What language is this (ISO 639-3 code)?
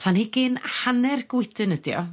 cym